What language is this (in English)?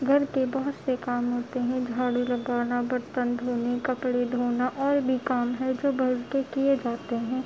Urdu